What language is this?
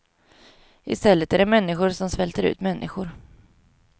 Swedish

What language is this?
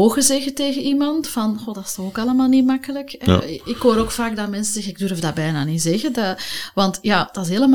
Dutch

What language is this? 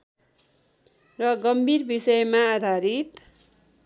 Nepali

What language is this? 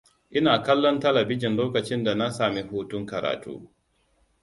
Hausa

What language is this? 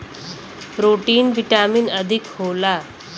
Bhojpuri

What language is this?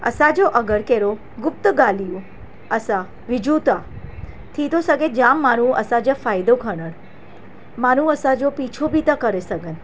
Sindhi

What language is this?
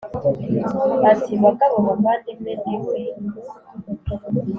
Kinyarwanda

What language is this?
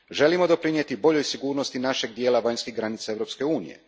Croatian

